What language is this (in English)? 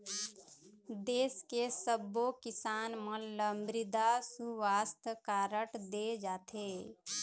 Chhattisgarhi